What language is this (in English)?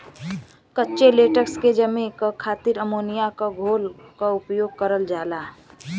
Bhojpuri